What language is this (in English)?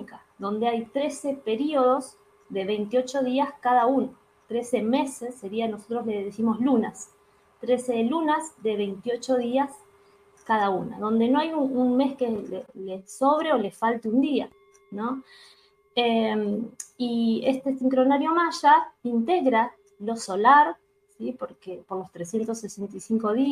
Spanish